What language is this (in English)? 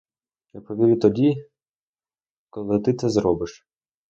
Ukrainian